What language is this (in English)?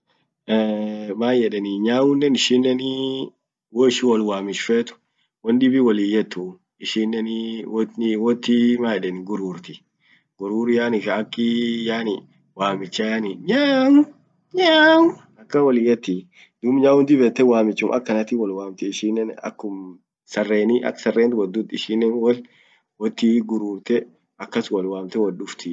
Orma